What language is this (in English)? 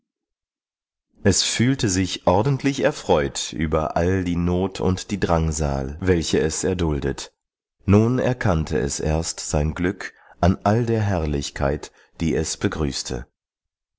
German